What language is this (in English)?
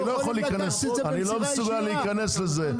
Hebrew